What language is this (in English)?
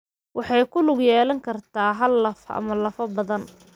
Somali